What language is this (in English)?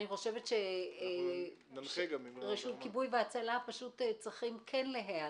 Hebrew